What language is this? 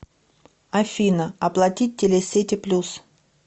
Russian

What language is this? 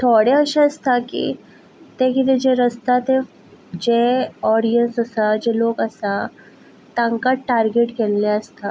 Konkani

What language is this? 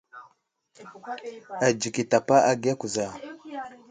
Wuzlam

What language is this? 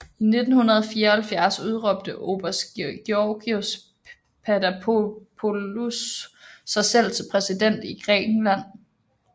Danish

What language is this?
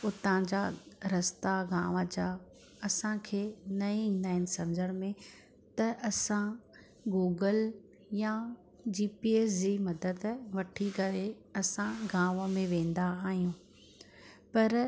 Sindhi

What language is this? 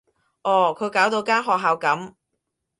Cantonese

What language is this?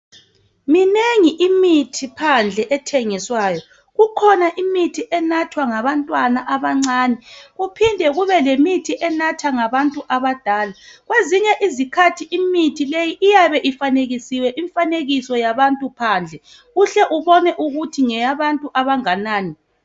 North Ndebele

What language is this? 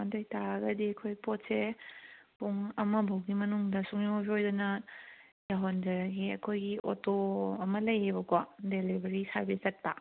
Manipuri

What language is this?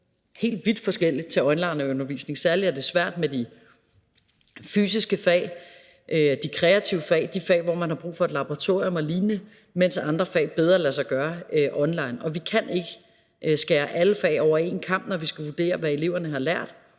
Danish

